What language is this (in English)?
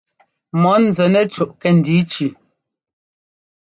Ngomba